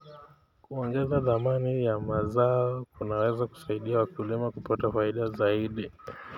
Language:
Kalenjin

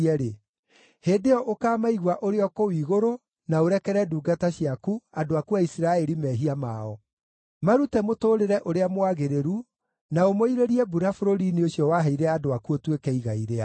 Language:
Kikuyu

